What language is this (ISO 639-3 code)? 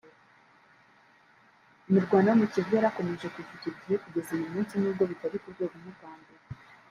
kin